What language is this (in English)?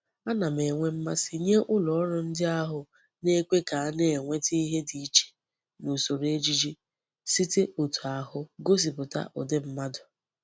Igbo